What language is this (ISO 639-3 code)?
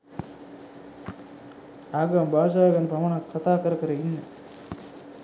sin